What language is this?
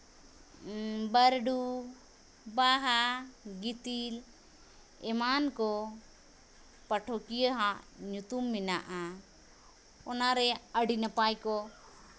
Santali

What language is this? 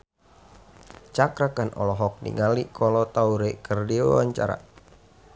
Sundanese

